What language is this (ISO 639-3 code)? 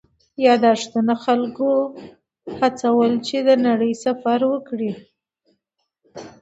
pus